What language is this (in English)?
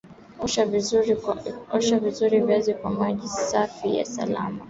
Swahili